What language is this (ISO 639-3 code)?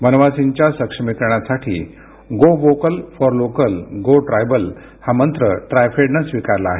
mar